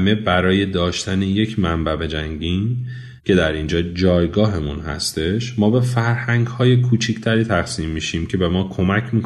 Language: Persian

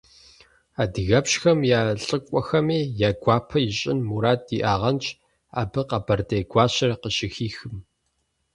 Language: Kabardian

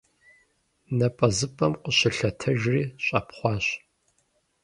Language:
Kabardian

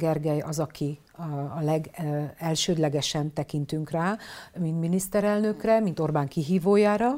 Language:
Hungarian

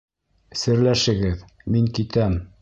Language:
Bashkir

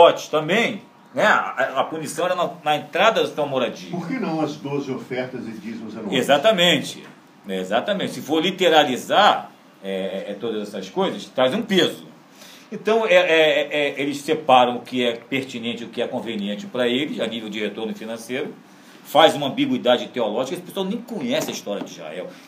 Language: Portuguese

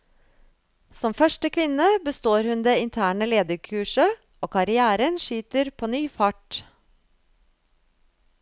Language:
Norwegian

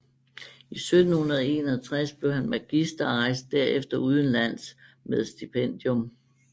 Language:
Danish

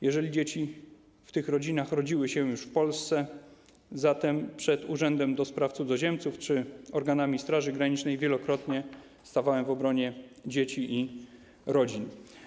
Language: Polish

